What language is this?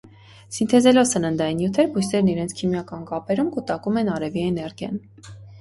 Armenian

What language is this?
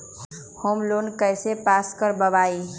Magahi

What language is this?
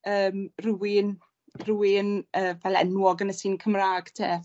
Welsh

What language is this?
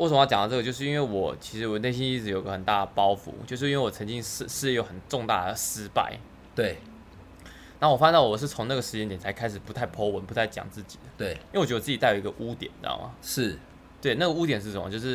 Chinese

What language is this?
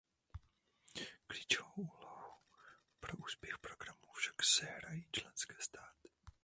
Czech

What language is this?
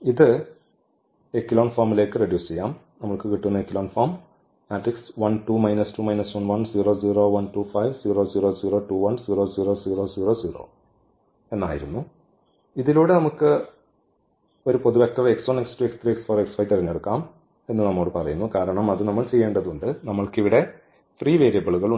Malayalam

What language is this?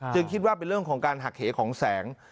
Thai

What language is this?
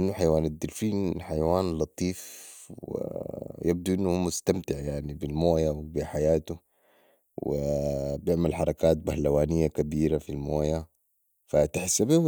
Sudanese Arabic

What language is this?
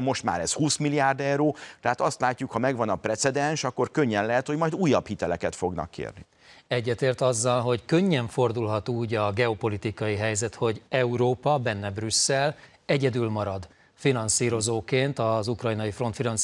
Hungarian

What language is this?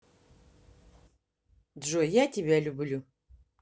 Russian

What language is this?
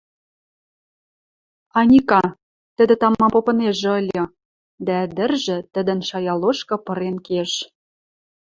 Western Mari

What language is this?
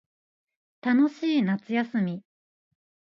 Japanese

